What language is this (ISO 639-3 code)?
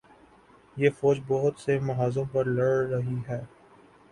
urd